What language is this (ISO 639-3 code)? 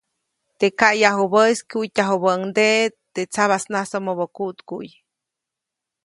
zoc